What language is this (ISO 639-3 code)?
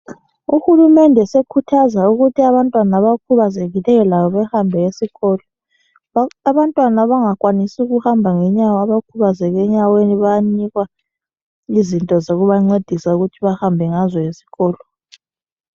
nde